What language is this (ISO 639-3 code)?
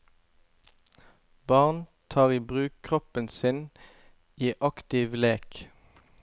nor